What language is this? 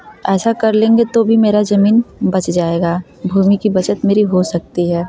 Hindi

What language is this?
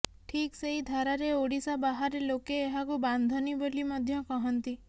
Odia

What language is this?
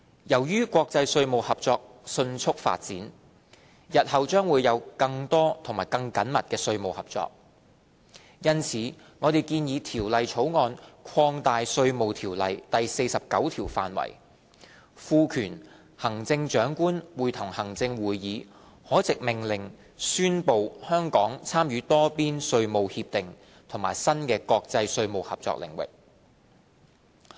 Cantonese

